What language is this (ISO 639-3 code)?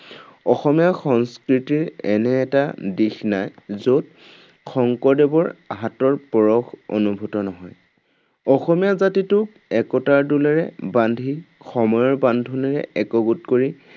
asm